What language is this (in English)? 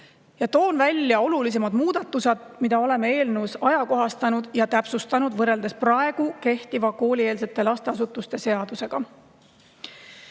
Estonian